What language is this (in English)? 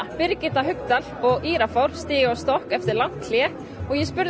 Icelandic